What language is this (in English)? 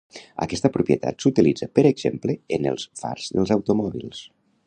Catalan